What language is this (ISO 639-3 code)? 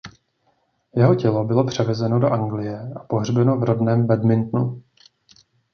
ces